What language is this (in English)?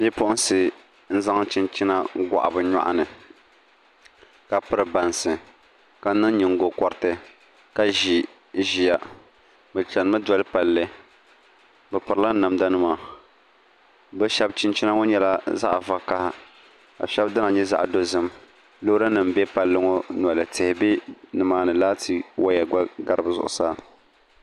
Dagbani